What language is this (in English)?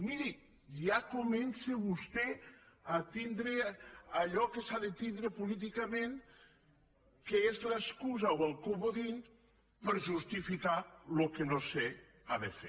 Catalan